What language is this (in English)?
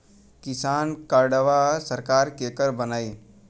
Bhojpuri